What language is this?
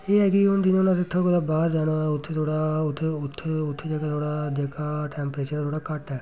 Dogri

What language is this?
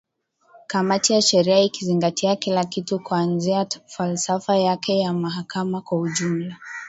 Swahili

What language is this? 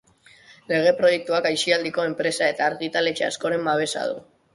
Basque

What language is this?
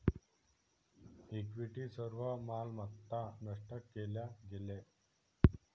Marathi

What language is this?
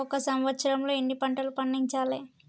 Telugu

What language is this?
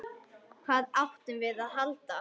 Icelandic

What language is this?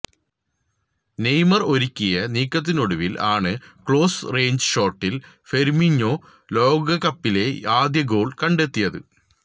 Malayalam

